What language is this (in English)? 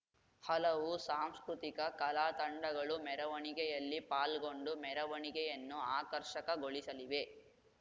Kannada